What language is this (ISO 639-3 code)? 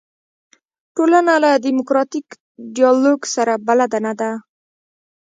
pus